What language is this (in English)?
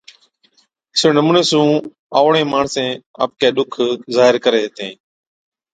Od